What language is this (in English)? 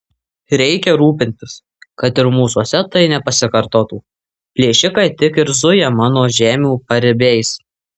Lithuanian